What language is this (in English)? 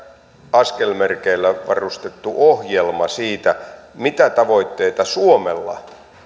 Finnish